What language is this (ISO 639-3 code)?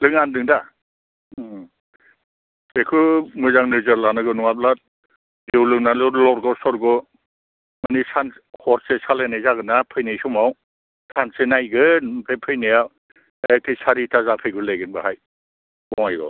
brx